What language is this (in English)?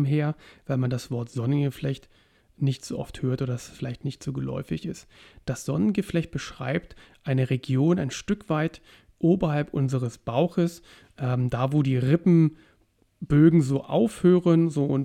German